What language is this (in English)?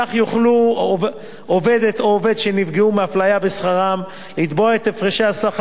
Hebrew